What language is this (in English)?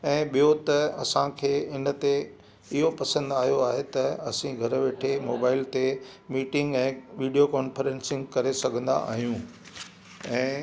Sindhi